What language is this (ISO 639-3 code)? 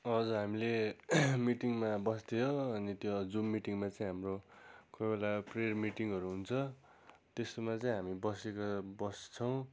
nep